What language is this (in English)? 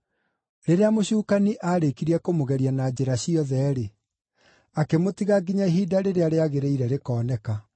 Kikuyu